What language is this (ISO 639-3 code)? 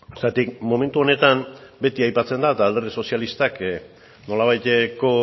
eus